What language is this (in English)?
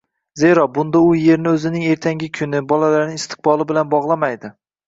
Uzbek